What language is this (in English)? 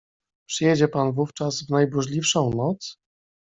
Polish